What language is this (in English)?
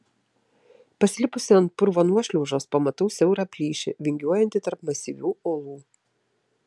Lithuanian